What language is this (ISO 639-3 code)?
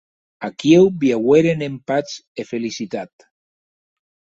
oci